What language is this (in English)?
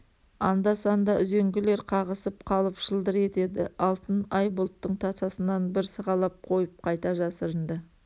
Kazakh